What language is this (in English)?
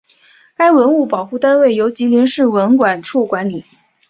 Chinese